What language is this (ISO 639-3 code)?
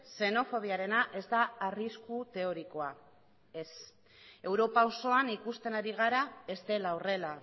eus